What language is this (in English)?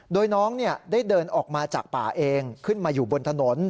Thai